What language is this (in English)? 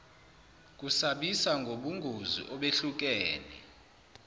Zulu